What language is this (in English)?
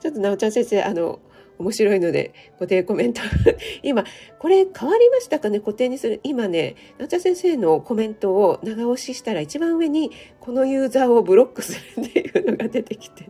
Japanese